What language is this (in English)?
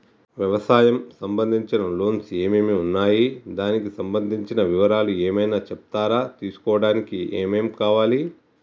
Telugu